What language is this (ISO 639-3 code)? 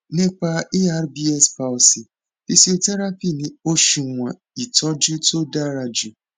yor